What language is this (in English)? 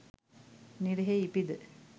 Sinhala